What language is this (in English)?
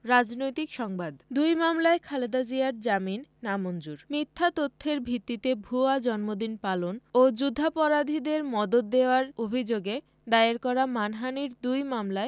Bangla